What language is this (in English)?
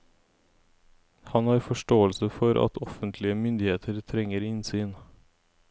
Norwegian